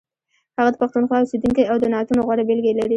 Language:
Pashto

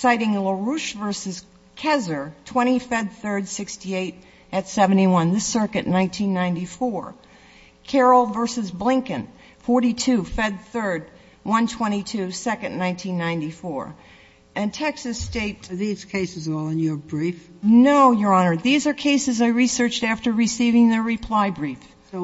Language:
English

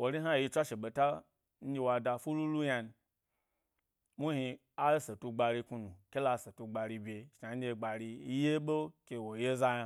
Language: Gbari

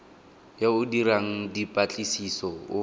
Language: Tswana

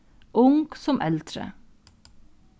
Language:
Faroese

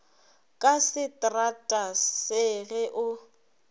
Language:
Northern Sotho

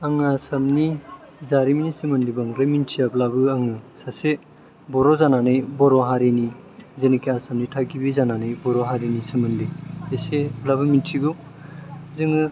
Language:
Bodo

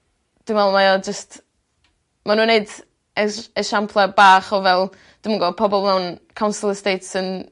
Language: Welsh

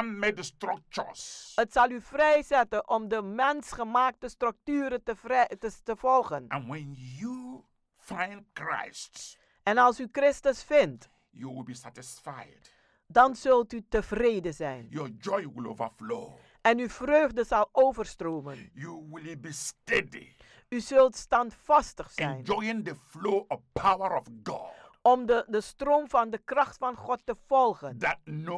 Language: Dutch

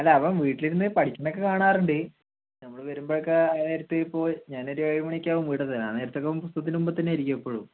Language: Malayalam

